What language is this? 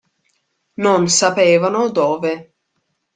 Italian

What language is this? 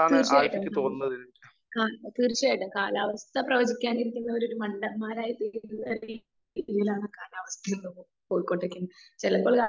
Malayalam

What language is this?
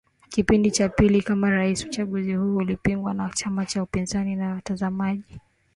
Swahili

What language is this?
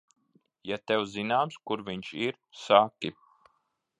Latvian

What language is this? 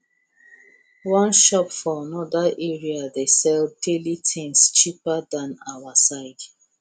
Nigerian Pidgin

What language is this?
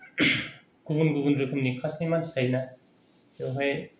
Bodo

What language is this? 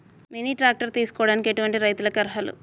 Telugu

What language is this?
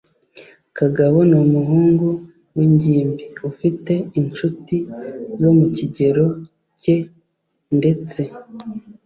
Kinyarwanda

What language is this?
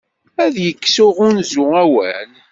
Kabyle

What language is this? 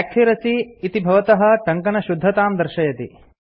Sanskrit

